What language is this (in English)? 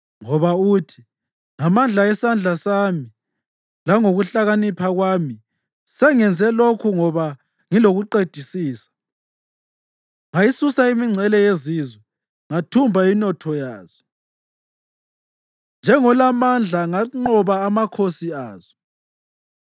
North Ndebele